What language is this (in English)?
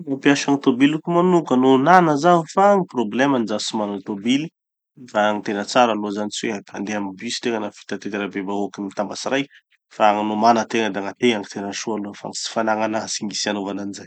Tanosy Malagasy